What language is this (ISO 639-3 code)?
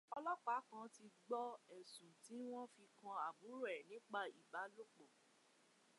yor